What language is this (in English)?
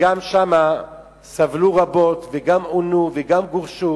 Hebrew